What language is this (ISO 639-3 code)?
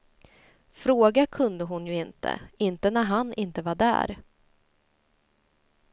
swe